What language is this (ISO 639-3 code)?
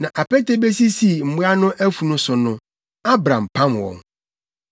aka